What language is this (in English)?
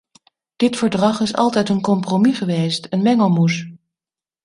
Dutch